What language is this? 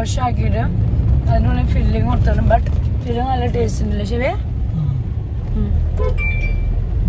Malayalam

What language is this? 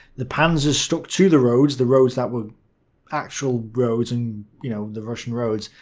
English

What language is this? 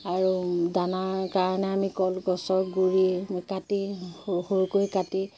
Assamese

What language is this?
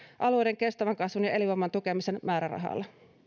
Finnish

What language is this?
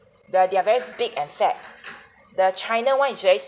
English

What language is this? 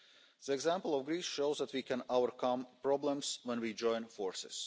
English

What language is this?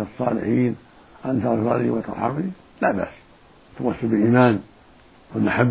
Arabic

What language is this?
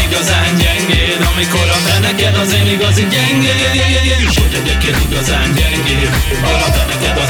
Hungarian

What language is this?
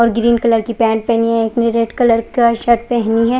Hindi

